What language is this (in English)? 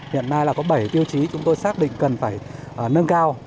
Vietnamese